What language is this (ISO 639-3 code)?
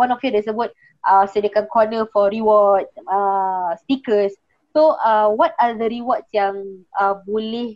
msa